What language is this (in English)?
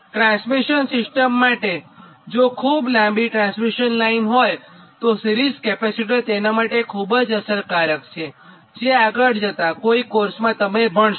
Gujarati